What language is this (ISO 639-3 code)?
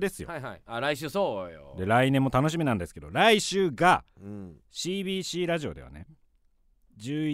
jpn